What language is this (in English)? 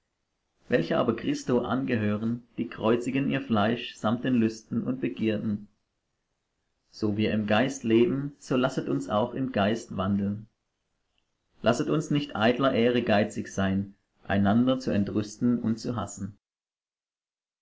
German